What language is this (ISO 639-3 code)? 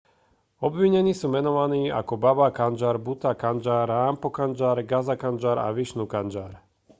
slk